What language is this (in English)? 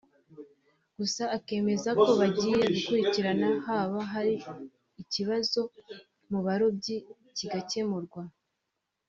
Kinyarwanda